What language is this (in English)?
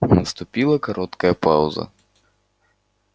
Russian